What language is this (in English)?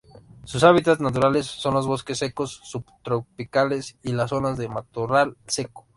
Spanish